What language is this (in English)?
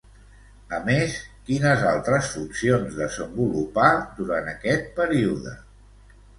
Catalan